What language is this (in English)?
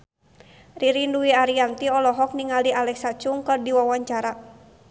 Sundanese